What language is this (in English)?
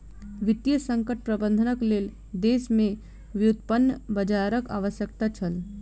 Maithili